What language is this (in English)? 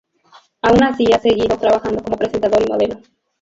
Spanish